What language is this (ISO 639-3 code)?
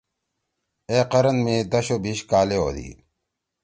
trw